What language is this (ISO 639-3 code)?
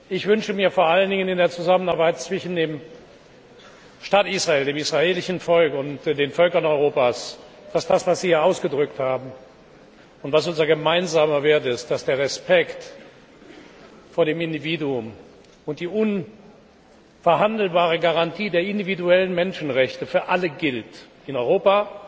deu